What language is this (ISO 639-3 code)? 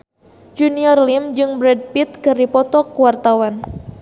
sun